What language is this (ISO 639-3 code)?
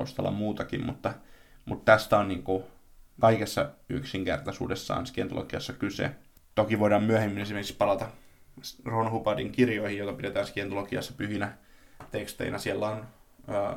fin